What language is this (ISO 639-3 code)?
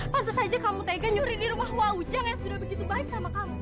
ind